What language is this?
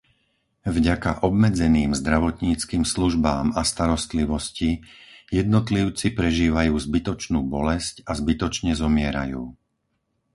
Slovak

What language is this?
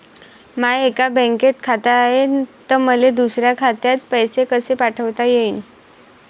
Marathi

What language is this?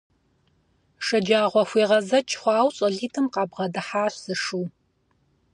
Kabardian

